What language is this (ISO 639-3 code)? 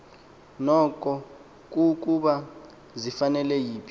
xho